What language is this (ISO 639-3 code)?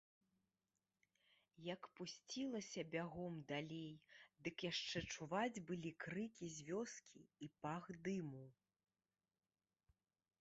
bel